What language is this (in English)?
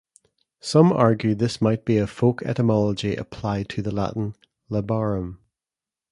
English